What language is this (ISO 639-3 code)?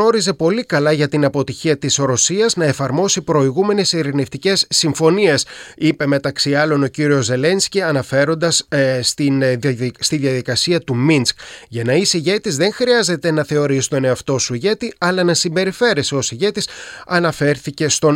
ell